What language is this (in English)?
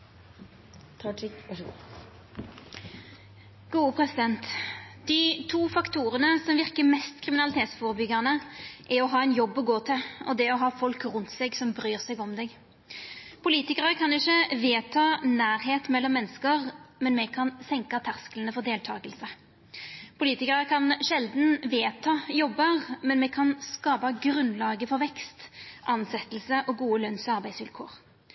Norwegian Nynorsk